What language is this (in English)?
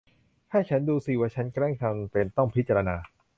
Thai